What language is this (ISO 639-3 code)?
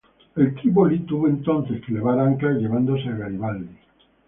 spa